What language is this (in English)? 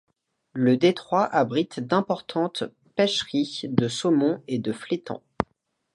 French